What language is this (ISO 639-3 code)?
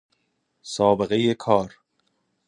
fas